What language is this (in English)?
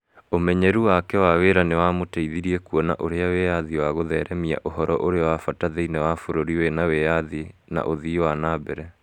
Kikuyu